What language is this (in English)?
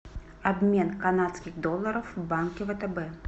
Russian